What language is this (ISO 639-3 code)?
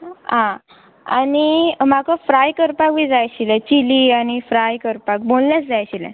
kok